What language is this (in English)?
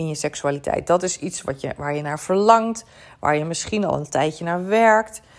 Dutch